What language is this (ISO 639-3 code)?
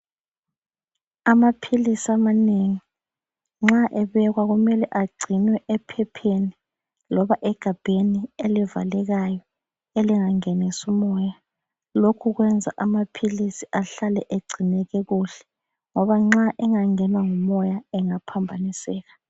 nde